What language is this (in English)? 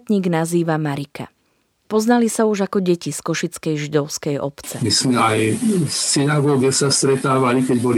Slovak